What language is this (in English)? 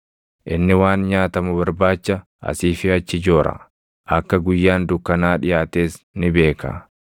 Oromo